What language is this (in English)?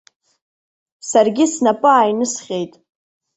Abkhazian